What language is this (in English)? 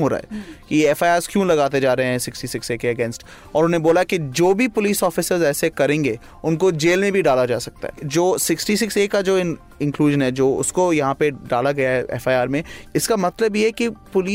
Hindi